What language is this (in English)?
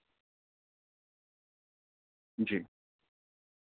Urdu